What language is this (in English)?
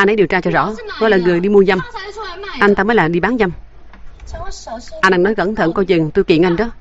Vietnamese